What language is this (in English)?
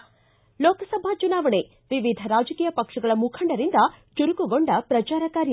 Kannada